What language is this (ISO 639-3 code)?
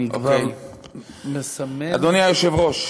heb